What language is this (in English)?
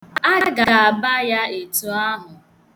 Igbo